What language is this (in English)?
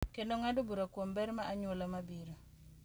Luo (Kenya and Tanzania)